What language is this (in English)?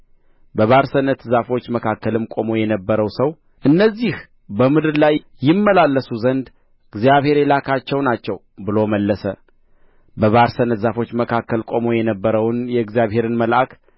Amharic